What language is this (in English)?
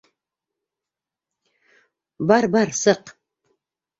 Bashkir